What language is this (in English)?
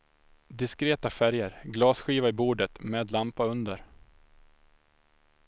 Swedish